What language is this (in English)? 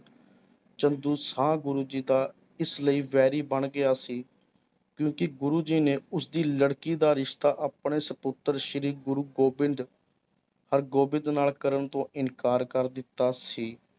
Punjabi